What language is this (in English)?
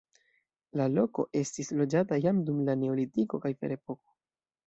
Esperanto